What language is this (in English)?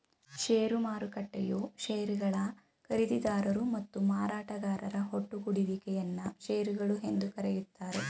Kannada